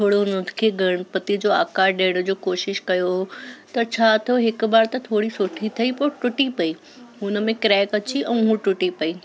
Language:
Sindhi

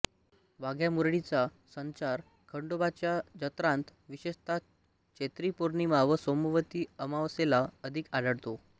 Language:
Marathi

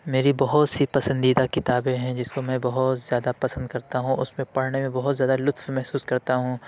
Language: Urdu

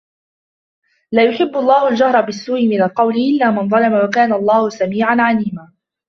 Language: Arabic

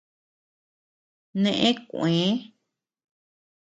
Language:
Tepeuxila Cuicatec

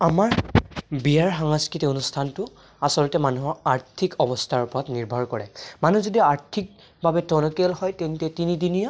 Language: Assamese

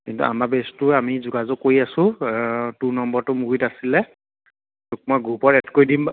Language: Assamese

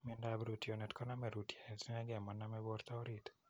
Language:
Kalenjin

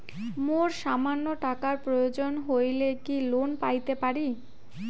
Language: Bangla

